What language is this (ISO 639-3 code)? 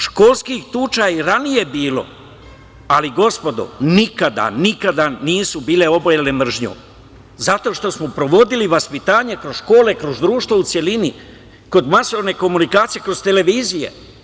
srp